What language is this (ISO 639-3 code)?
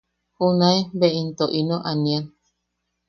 yaq